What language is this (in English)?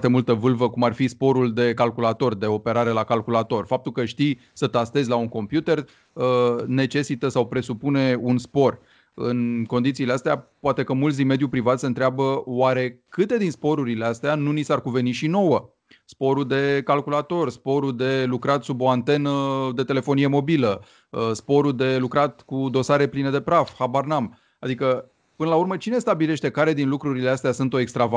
Romanian